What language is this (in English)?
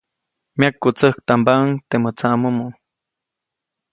Copainalá Zoque